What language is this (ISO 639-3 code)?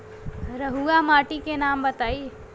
bho